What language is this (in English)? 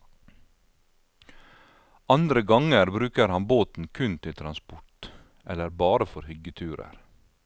Norwegian